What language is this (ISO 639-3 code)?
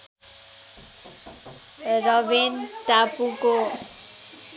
nep